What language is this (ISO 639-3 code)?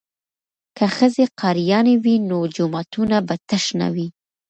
pus